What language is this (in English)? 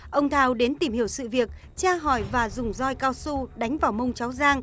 Vietnamese